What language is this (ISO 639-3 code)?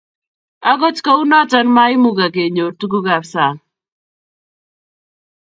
kln